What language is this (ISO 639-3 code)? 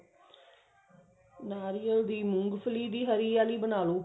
pan